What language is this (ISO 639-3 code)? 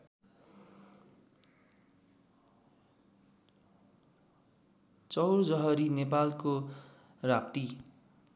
nep